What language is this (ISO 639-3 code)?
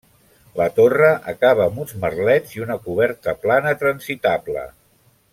cat